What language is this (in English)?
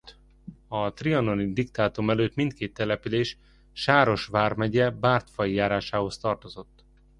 Hungarian